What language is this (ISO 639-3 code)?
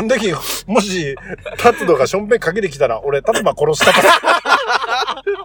jpn